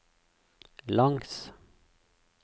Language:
Norwegian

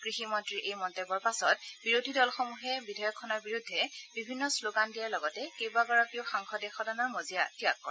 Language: Assamese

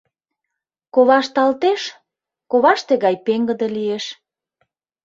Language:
Mari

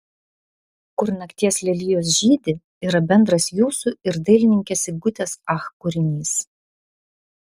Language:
Lithuanian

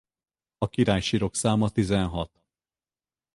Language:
Hungarian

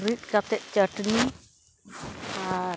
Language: Santali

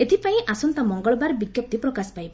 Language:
Odia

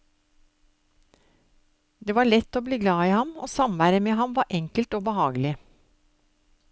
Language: Norwegian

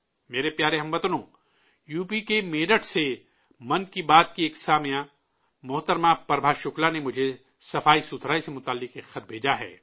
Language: Urdu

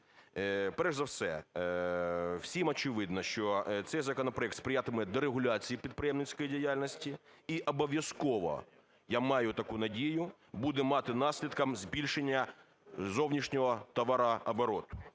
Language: Ukrainian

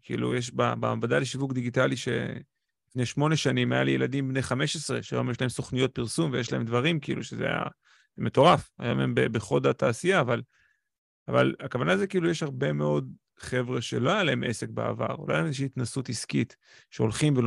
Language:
Hebrew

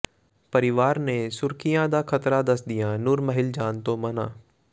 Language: Punjabi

